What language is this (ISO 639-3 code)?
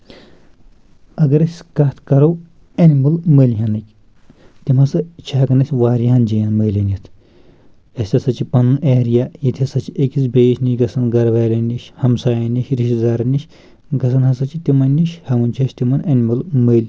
kas